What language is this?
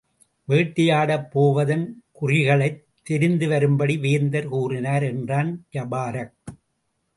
Tamil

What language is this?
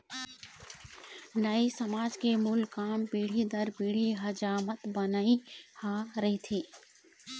Chhattisgarhi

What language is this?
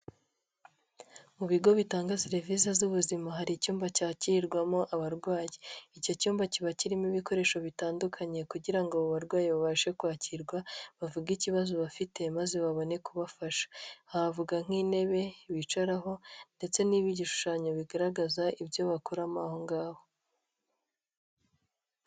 Kinyarwanda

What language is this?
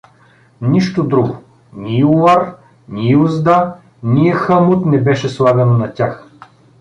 Bulgarian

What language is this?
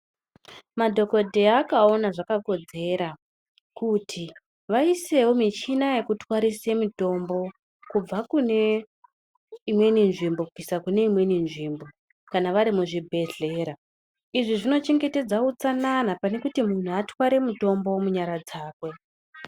Ndau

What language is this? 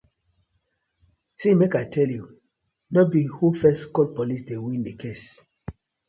Nigerian Pidgin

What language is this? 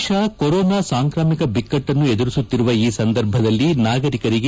Kannada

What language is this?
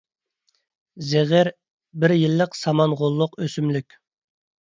Uyghur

